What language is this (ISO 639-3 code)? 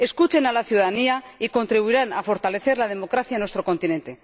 spa